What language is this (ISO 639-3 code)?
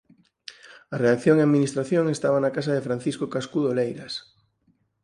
glg